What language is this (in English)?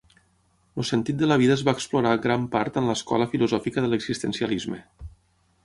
Catalan